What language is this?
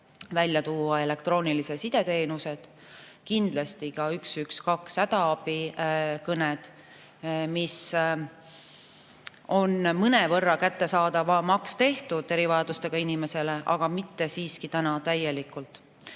Estonian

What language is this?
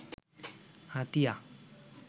Bangla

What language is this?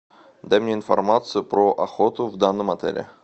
Russian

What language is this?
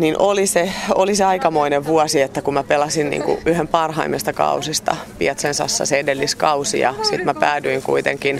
Finnish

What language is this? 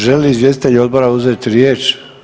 Croatian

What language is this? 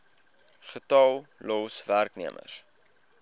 Afrikaans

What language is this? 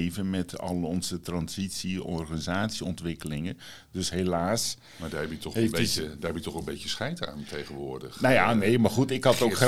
Dutch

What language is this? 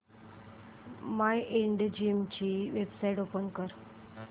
Marathi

